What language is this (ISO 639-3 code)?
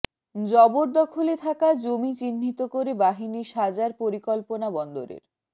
ben